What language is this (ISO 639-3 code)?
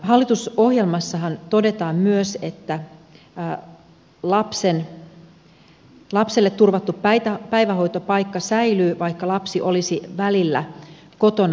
fin